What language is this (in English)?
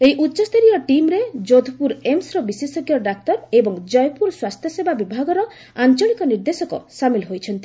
Odia